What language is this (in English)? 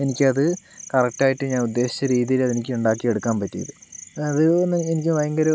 Malayalam